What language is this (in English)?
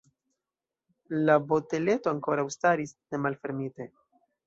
Esperanto